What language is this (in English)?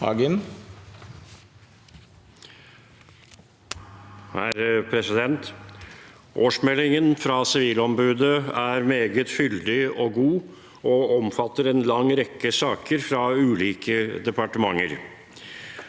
Norwegian